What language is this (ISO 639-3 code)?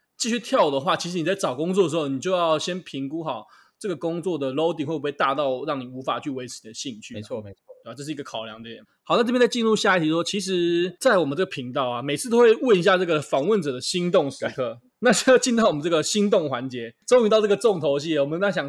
zho